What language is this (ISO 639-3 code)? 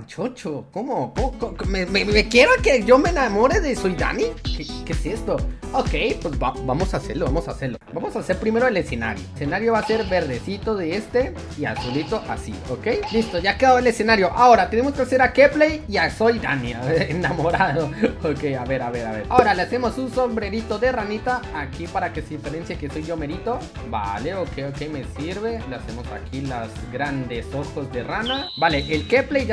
spa